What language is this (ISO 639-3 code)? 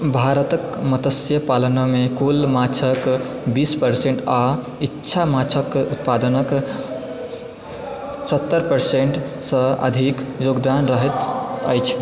mai